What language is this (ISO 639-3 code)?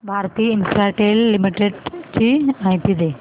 mar